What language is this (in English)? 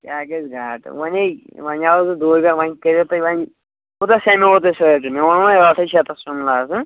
Kashmiri